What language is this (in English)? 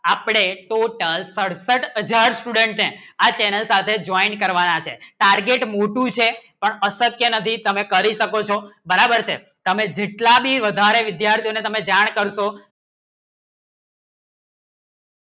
Gujarati